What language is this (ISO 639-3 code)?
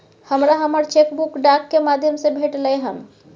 mai